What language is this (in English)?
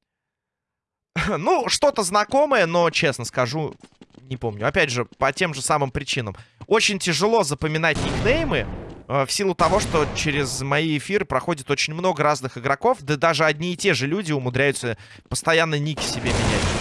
Russian